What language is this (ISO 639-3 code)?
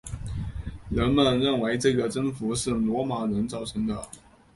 zho